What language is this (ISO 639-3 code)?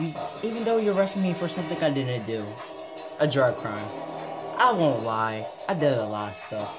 eng